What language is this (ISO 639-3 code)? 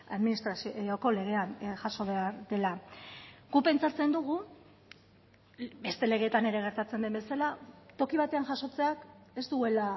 eus